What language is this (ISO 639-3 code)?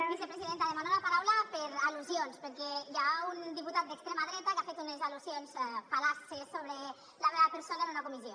cat